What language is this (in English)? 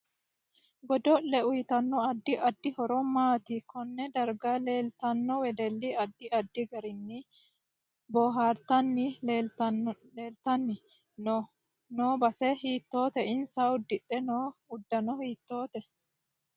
Sidamo